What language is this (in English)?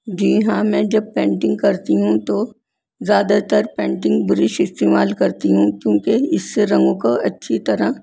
Urdu